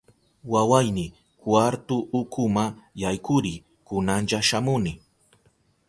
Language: Southern Pastaza Quechua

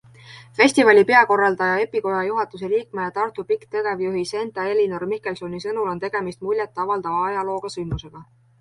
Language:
Estonian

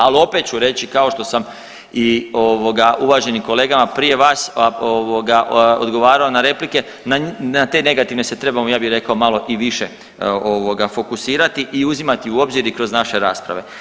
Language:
Croatian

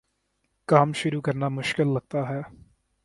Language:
Urdu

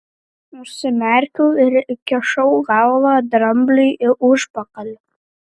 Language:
Lithuanian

